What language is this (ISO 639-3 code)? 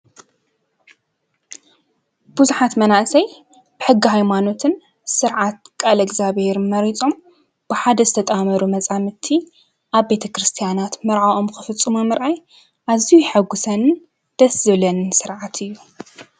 tir